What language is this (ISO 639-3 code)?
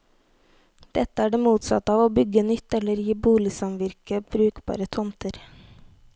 nor